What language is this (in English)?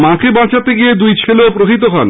Bangla